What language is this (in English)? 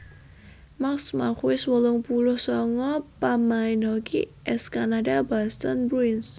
Javanese